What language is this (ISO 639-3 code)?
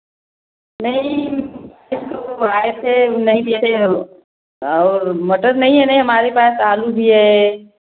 hin